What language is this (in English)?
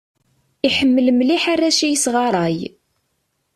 Kabyle